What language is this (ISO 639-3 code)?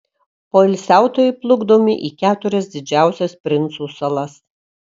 lit